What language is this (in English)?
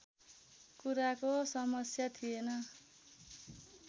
Nepali